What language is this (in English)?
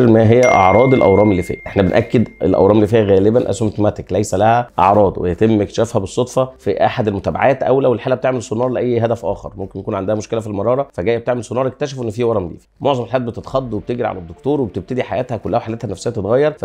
Arabic